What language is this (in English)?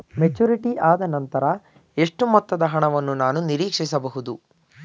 Kannada